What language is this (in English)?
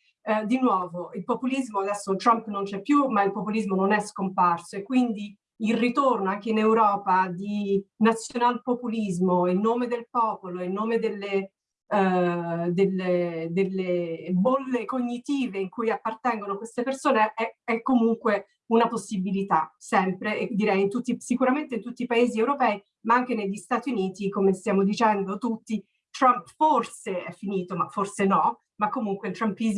Italian